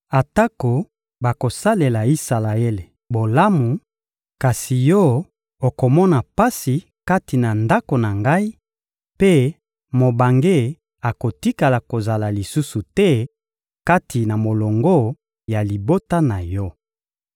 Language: Lingala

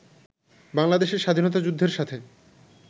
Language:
Bangla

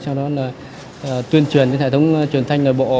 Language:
Vietnamese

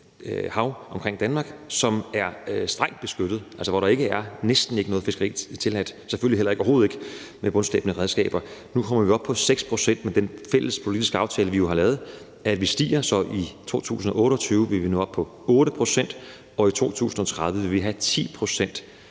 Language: Danish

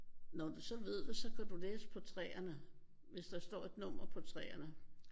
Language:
Danish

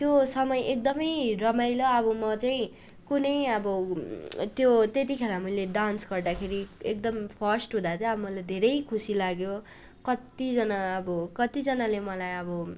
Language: Nepali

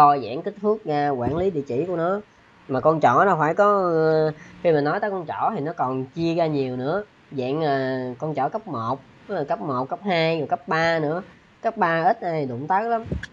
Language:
Vietnamese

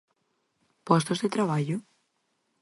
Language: Galician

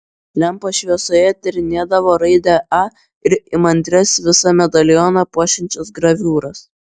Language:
Lithuanian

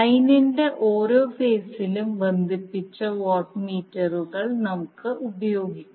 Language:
Malayalam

